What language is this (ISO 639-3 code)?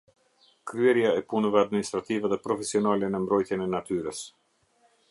sqi